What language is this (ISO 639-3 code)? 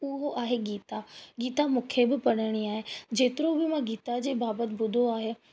snd